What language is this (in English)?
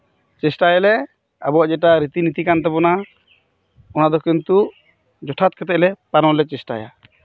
Santali